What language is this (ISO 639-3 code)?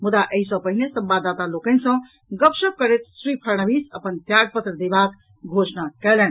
mai